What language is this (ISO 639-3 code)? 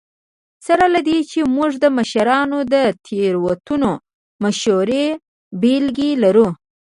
pus